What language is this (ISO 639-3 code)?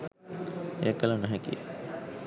sin